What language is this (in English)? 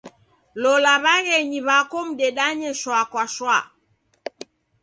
Taita